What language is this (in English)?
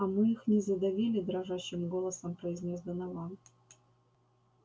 Russian